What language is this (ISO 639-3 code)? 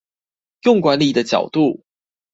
zho